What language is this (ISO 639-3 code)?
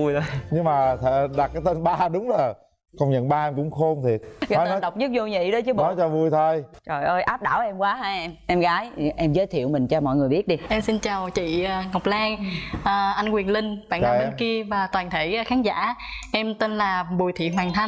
vie